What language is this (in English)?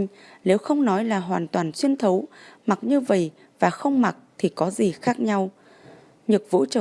Vietnamese